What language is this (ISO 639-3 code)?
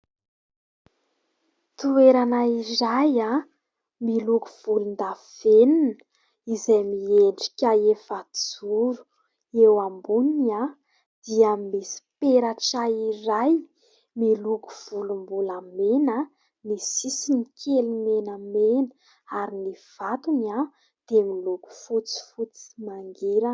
mlg